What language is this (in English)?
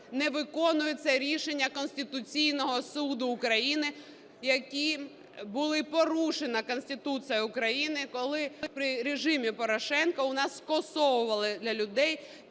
Ukrainian